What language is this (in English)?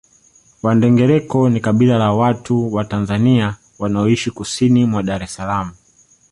Swahili